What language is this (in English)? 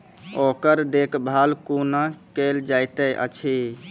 Maithili